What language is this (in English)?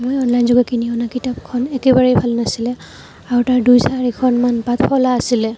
Assamese